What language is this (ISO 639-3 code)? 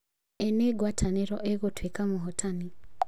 kik